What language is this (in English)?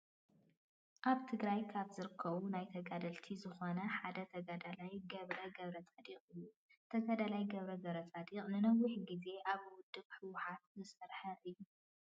Tigrinya